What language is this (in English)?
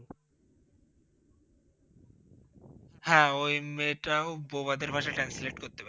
Bangla